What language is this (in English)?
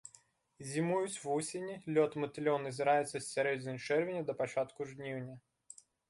Belarusian